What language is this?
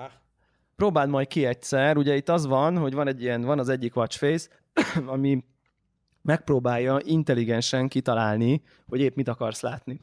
Hungarian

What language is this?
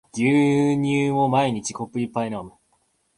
Japanese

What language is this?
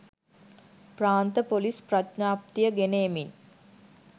Sinhala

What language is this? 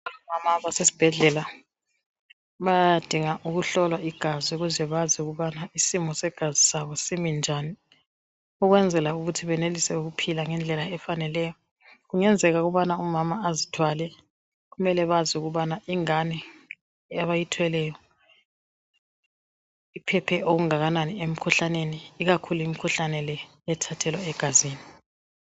North Ndebele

